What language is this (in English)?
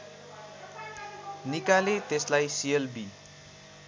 Nepali